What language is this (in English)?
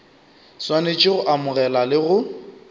Northern Sotho